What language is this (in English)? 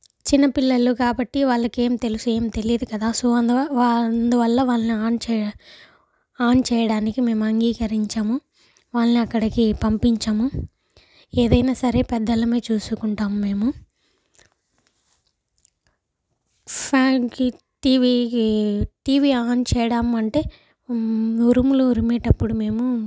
Telugu